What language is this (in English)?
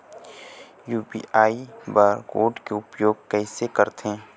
Chhattisgarhi